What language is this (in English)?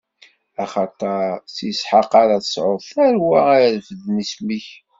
Kabyle